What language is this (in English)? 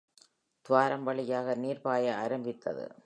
Tamil